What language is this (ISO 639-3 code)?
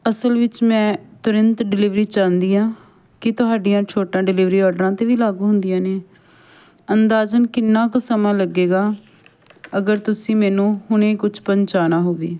pan